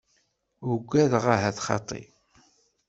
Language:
Kabyle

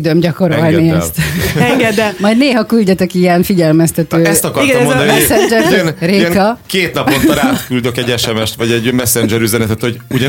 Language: Hungarian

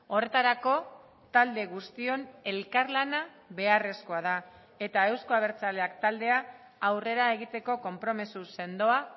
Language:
Basque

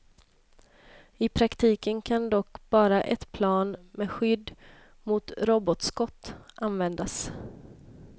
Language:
Swedish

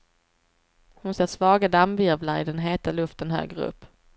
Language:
Swedish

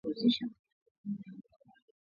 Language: Swahili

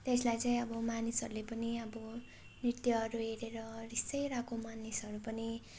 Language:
Nepali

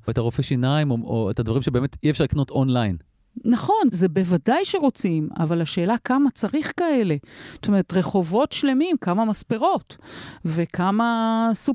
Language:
Hebrew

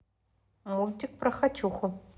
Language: Russian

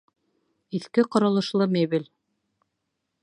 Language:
Bashkir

